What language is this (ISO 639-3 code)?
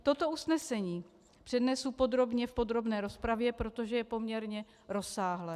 ces